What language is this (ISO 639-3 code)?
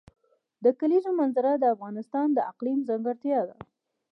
pus